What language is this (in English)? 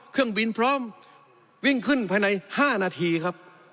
Thai